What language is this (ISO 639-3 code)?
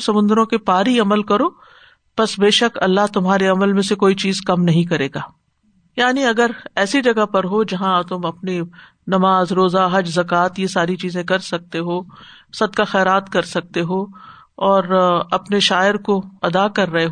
urd